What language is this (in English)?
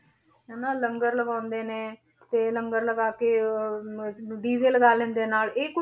Punjabi